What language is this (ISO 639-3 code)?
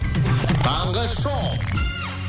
kaz